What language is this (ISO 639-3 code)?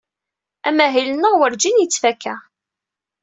kab